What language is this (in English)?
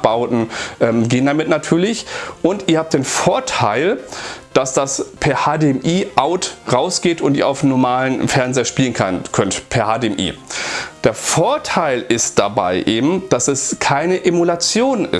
German